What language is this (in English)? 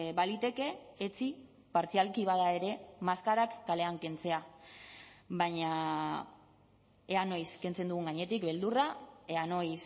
Basque